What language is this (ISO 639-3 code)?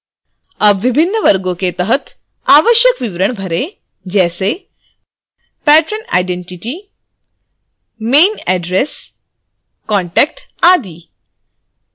hin